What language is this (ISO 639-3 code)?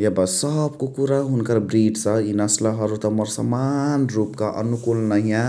the